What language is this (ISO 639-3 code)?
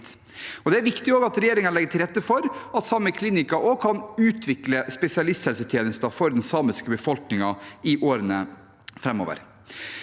nor